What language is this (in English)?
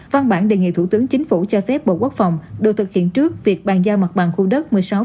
Vietnamese